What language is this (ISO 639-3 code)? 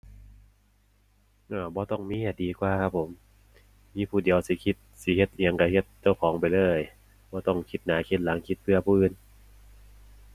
tha